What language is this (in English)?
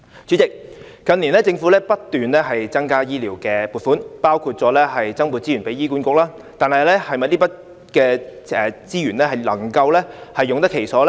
Cantonese